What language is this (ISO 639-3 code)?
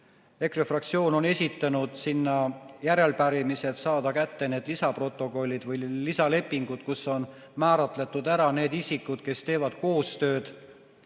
est